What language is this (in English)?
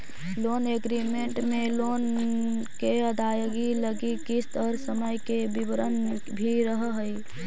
Magahi